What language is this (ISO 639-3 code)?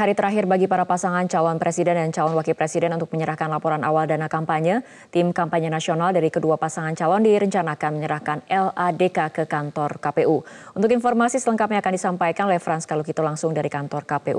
ind